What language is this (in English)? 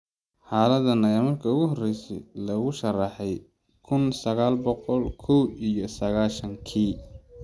Somali